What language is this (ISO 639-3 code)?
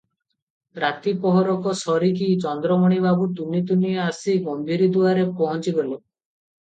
ori